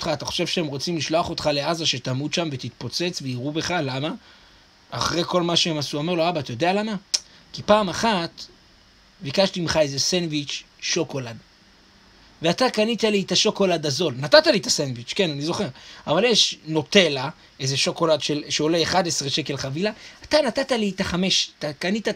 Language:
Hebrew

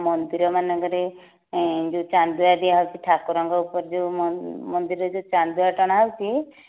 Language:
Odia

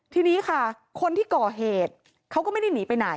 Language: Thai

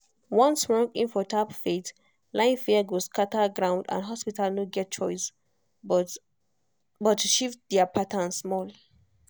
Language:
Nigerian Pidgin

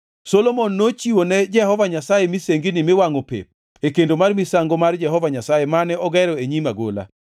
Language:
Luo (Kenya and Tanzania)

